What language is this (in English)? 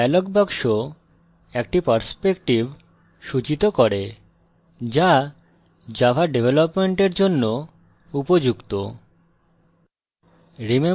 Bangla